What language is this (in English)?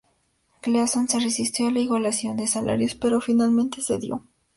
Spanish